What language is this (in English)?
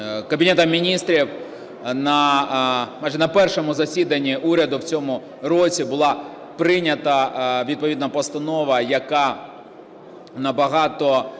Ukrainian